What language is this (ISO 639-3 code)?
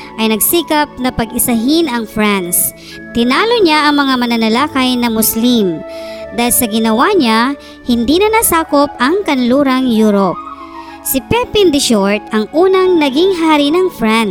fil